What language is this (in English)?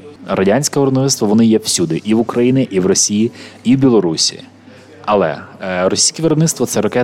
Ukrainian